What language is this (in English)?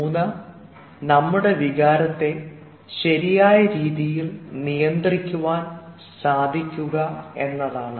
Malayalam